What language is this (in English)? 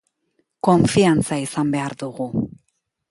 Basque